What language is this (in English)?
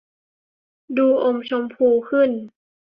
Thai